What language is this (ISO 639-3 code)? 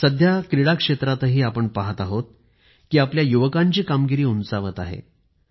mar